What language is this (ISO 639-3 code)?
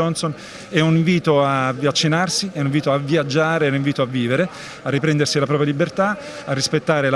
ita